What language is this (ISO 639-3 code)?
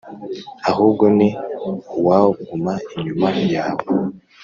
kin